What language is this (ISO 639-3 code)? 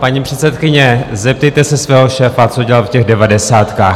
ces